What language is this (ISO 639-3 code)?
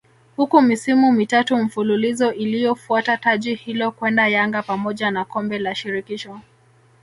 swa